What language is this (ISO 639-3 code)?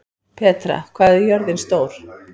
isl